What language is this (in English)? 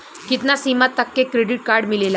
Bhojpuri